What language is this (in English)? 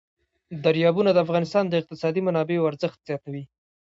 Pashto